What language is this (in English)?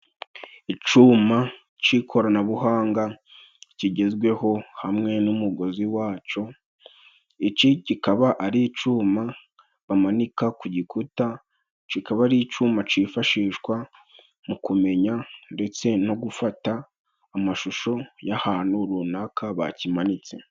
Kinyarwanda